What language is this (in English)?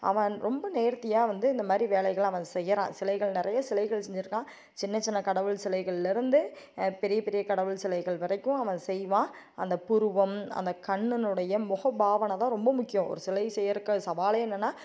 Tamil